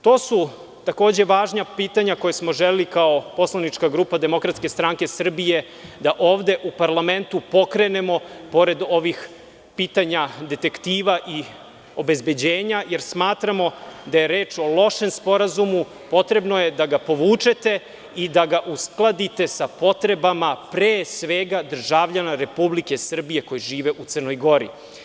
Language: Serbian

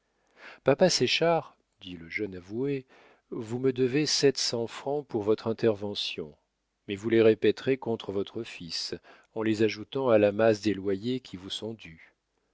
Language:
French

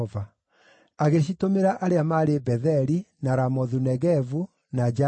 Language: Kikuyu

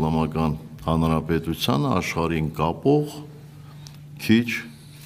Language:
Turkish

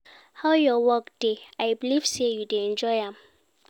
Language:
Nigerian Pidgin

